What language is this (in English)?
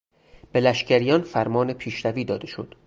Persian